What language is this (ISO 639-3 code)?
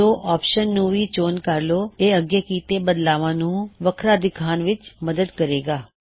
pan